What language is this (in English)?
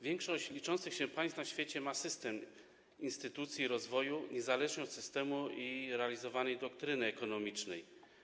Polish